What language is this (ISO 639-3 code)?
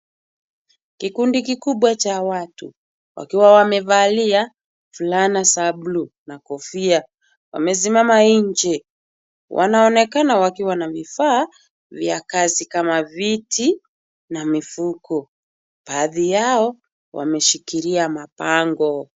swa